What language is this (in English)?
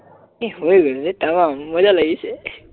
Assamese